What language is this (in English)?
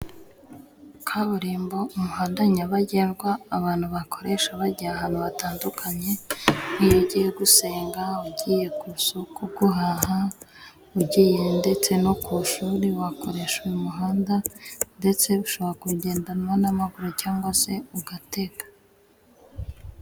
Kinyarwanda